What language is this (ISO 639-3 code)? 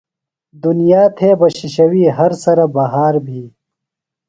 phl